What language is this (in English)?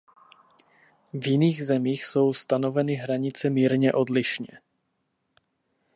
Czech